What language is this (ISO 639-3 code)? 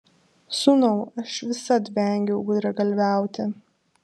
lit